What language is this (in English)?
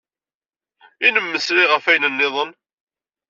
Kabyle